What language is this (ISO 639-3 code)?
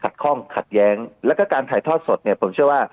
tha